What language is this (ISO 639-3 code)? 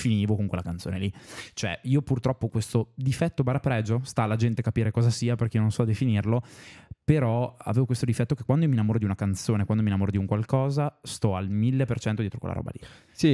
ita